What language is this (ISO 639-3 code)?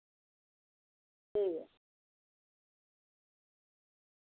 doi